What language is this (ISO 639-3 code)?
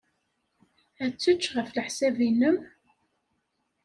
kab